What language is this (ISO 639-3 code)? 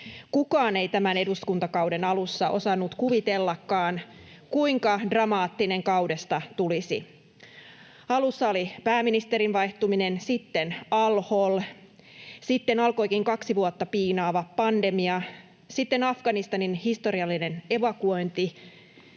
fin